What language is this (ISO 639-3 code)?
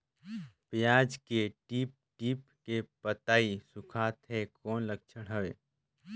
hne